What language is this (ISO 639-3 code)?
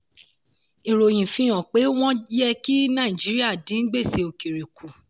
yor